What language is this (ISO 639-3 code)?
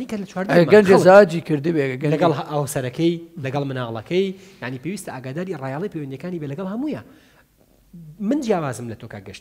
ara